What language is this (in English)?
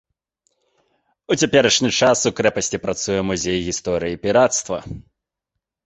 Belarusian